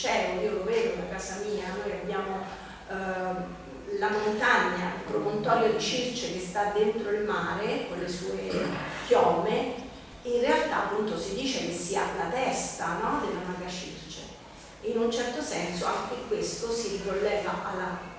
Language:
Italian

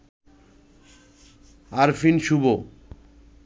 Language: Bangla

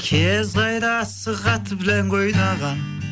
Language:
Kazakh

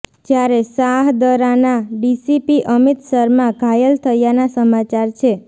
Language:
Gujarati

